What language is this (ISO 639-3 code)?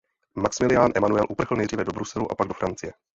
ces